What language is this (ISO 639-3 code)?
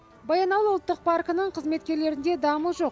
kaz